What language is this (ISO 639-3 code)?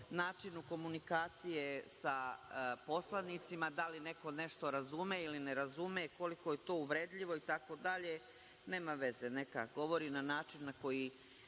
srp